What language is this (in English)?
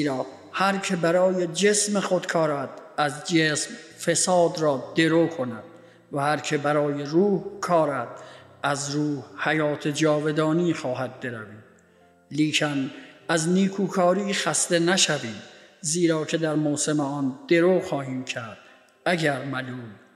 Persian